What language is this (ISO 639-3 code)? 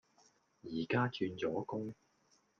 yue